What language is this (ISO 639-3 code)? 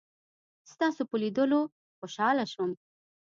pus